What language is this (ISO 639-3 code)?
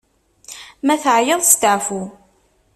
kab